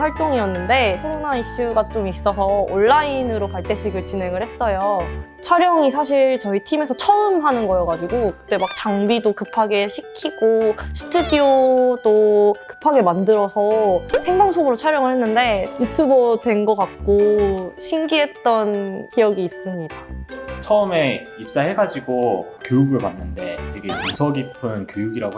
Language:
Korean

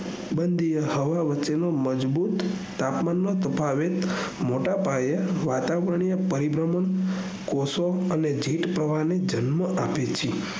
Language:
Gujarati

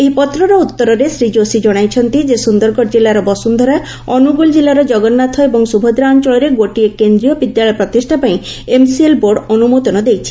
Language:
Odia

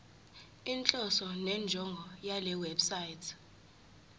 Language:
Zulu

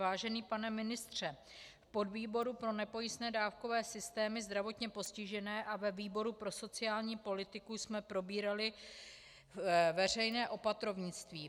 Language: Czech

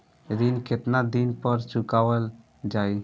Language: Bhojpuri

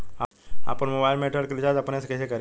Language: Bhojpuri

